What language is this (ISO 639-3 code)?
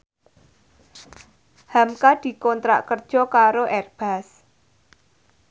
jav